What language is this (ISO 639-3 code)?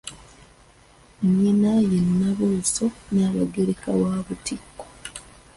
lug